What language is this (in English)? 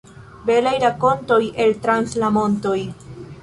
Esperanto